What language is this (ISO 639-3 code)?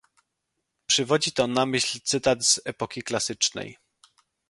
pol